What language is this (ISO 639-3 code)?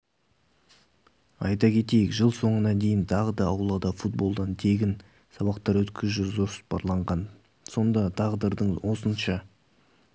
kaz